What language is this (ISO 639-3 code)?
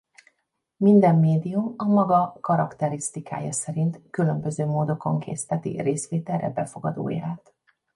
hun